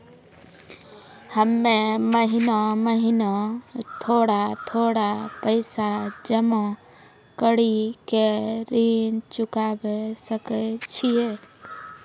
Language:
Maithili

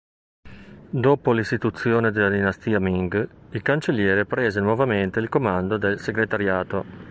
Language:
Italian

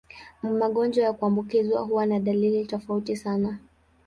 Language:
Swahili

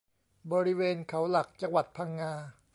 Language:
Thai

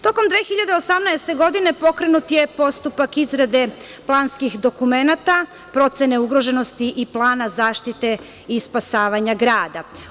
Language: Serbian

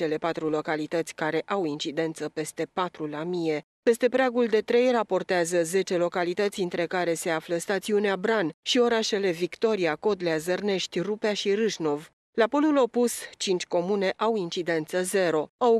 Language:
Romanian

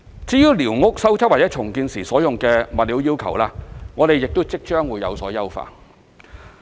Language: Cantonese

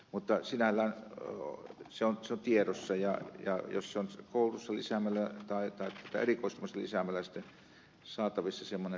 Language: Finnish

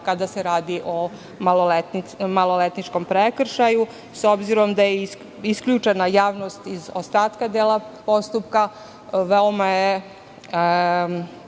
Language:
Serbian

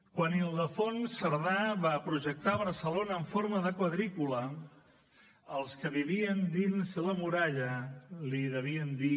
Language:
Catalan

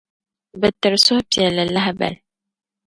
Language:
Dagbani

